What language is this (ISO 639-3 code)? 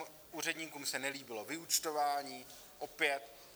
ces